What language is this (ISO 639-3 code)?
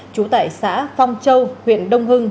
vie